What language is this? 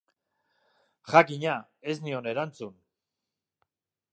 Basque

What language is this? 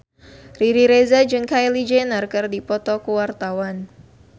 Sundanese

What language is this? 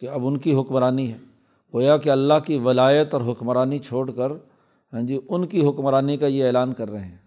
Urdu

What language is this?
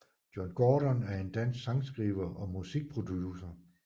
Danish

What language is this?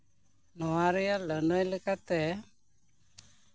Santali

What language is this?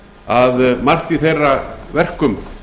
Icelandic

